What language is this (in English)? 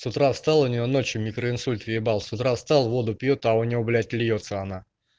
Russian